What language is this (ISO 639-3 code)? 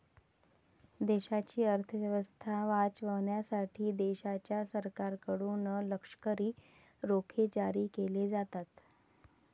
mar